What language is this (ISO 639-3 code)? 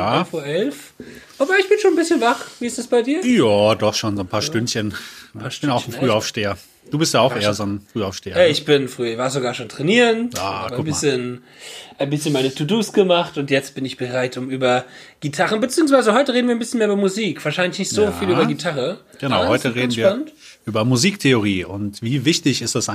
deu